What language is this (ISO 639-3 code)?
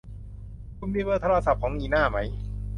tha